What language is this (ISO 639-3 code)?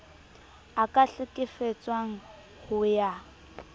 sot